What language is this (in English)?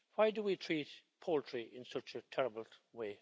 English